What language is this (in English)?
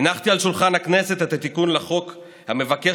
Hebrew